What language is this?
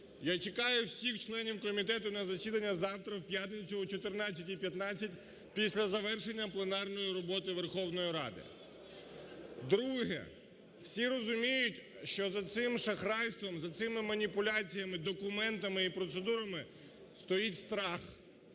Ukrainian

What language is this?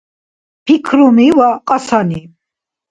Dargwa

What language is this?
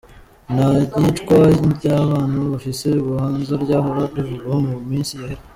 Kinyarwanda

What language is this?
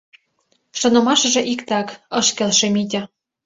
Mari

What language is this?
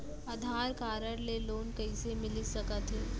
Chhattisgarhi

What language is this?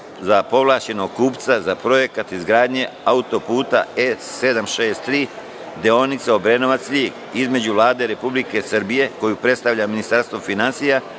Serbian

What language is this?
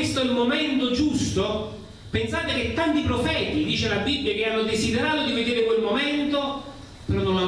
Italian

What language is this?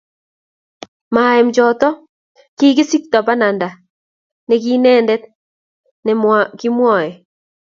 Kalenjin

